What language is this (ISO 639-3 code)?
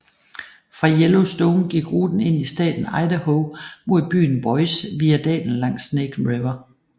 dan